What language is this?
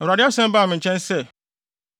Akan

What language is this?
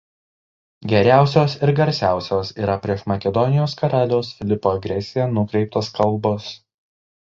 Lithuanian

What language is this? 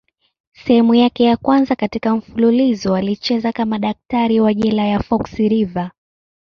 Swahili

